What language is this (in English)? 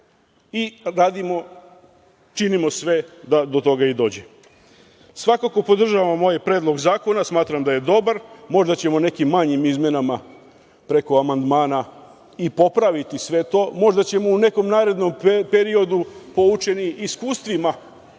Serbian